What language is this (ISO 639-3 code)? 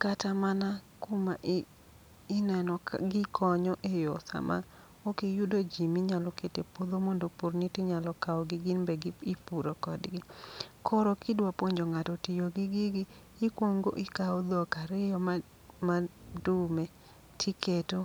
luo